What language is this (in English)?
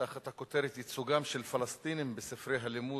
Hebrew